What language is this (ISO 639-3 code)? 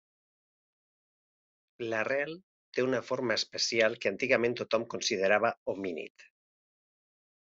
cat